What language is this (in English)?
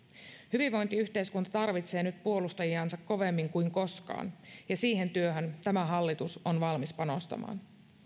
Finnish